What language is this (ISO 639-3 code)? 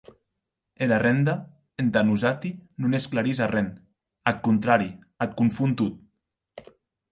oci